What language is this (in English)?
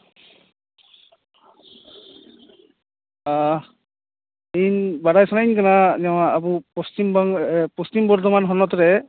Santali